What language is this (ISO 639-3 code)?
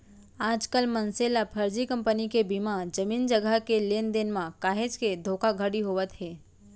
hne